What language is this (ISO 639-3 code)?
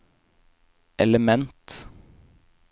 nor